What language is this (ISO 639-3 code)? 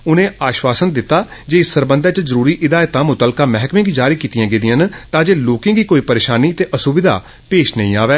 doi